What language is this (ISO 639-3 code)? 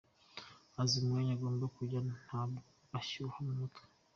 kin